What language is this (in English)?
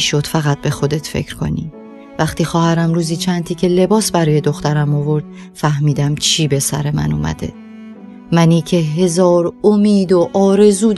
Persian